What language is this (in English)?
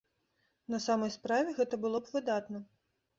Belarusian